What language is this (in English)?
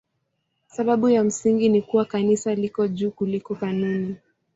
Swahili